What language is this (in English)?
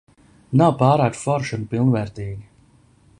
Latvian